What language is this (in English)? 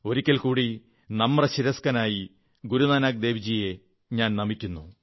Malayalam